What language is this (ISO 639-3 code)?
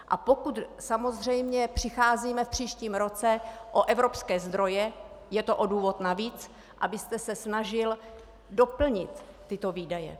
ces